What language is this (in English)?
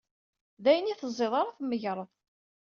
Kabyle